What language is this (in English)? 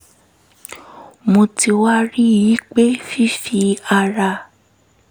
Yoruba